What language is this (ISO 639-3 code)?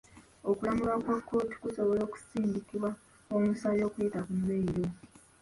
lug